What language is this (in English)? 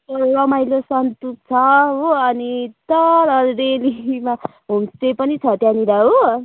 Nepali